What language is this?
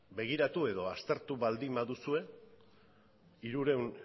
Basque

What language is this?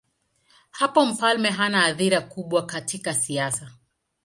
Swahili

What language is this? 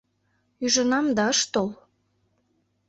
Mari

